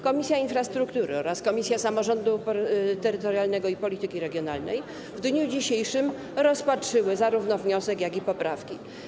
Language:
Polish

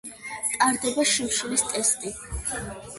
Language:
Georgian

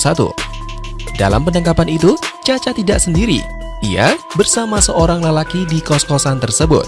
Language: Indonesian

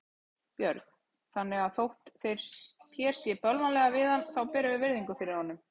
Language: Icelandic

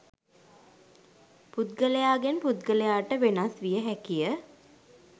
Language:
Sinhala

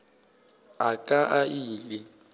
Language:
Northern Sotho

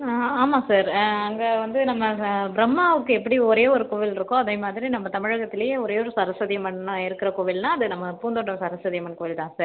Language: Tamil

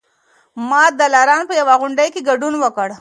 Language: Pashto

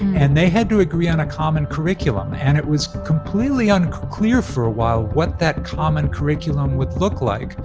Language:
English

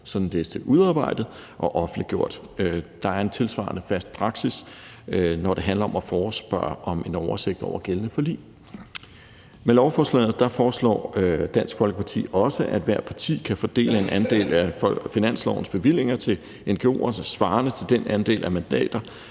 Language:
Danish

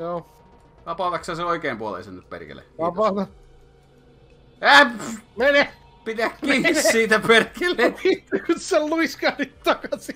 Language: Finnish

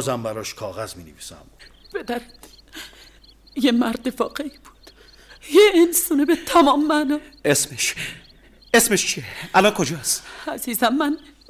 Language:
Persian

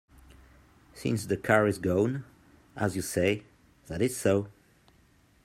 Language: English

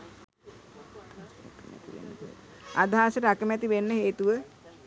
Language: Sinhala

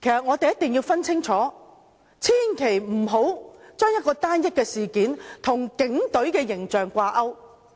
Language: Cantonese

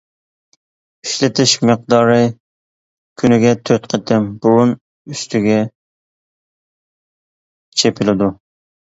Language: Uyghur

